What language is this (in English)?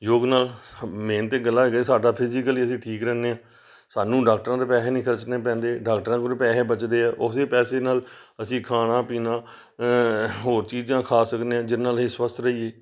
Punjabi